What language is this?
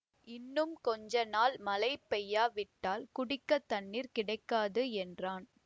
Tamil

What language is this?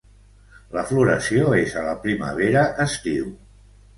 Catalan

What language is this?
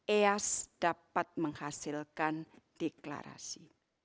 Indonesian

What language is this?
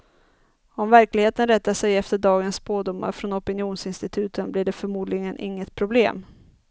Swedish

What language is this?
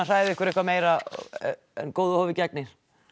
Icelandic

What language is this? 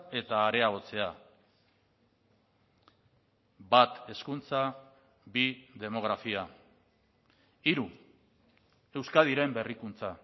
Basque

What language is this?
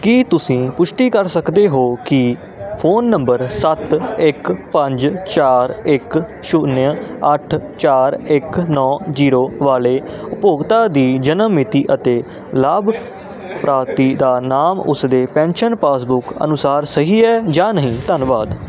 Punjabi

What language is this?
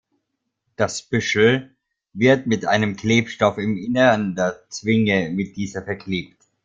German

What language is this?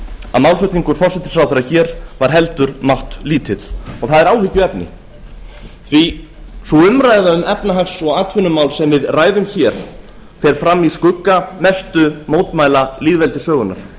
Icelandic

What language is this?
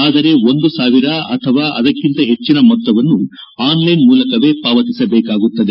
Kannada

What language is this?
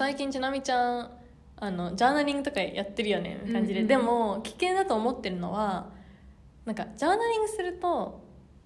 Japanese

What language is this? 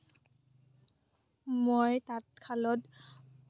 Assamese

